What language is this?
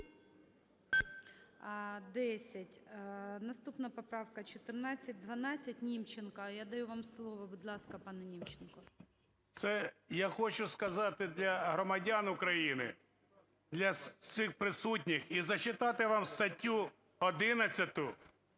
Ukrainian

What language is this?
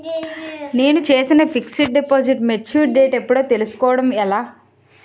Telugu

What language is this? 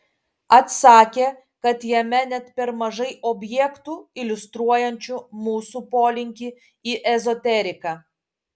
Lithuanian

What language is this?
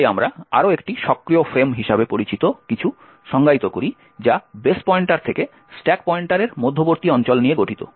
Bangla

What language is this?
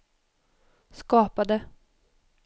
Swedish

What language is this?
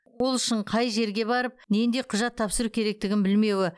Kazakh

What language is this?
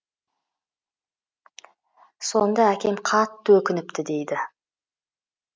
Kazakh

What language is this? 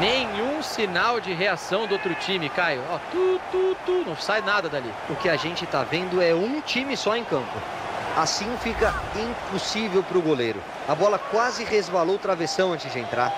Portuguese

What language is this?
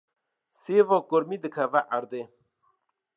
Kurdish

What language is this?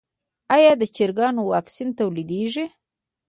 Pashto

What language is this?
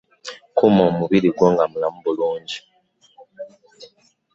Ganda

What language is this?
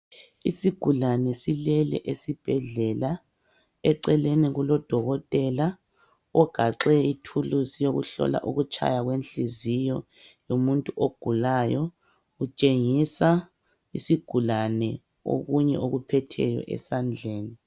North Ndebele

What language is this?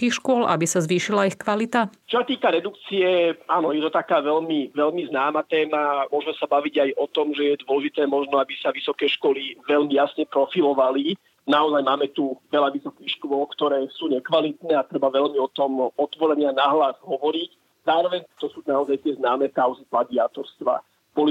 Slovak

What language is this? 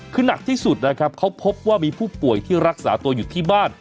Thai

